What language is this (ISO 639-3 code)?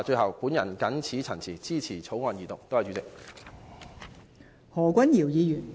yue